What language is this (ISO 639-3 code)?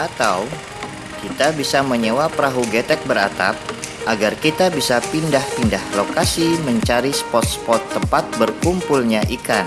ind